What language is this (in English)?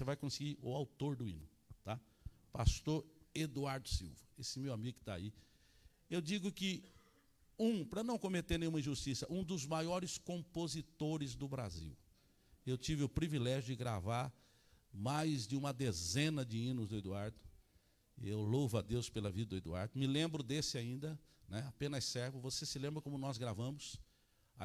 Portuguese